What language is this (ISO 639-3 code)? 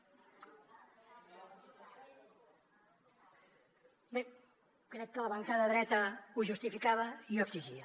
cat